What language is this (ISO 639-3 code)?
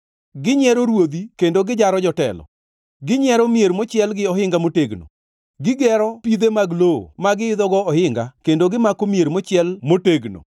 luo